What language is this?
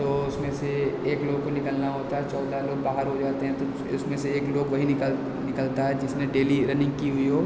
Hindi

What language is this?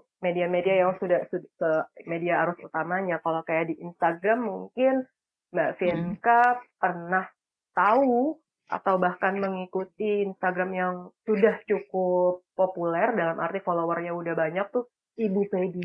Indonesian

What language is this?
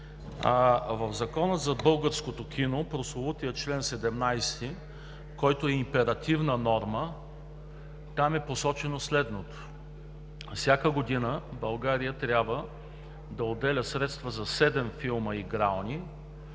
Bulgarian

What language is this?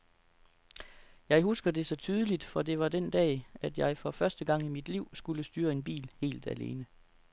Danish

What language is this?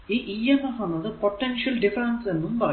Malayalam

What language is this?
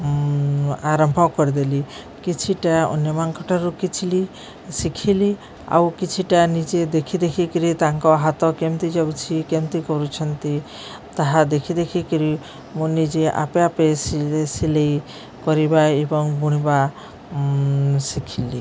Odia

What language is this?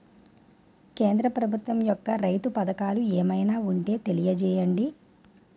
Telugu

